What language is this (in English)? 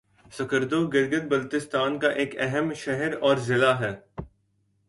Urdu